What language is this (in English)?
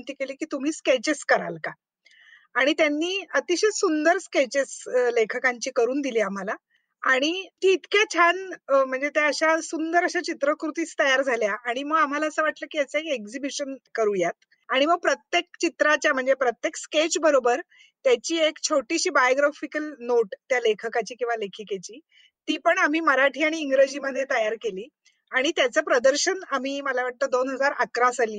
Marathi